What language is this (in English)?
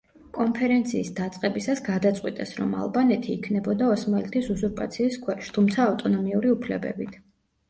Georgian